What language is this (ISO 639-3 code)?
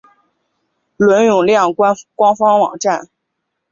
zho